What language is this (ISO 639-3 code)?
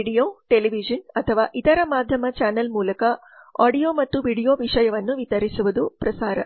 kan